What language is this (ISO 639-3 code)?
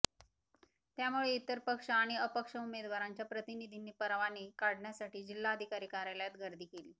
mar